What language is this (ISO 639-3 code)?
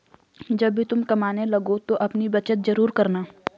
hin